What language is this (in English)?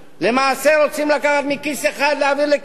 Hebrew